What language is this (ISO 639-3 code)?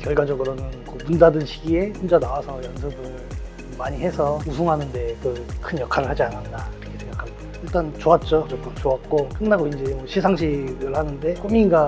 kor